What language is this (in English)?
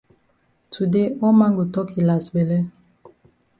Cameroon Pidgin